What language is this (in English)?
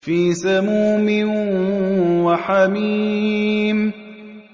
Arabic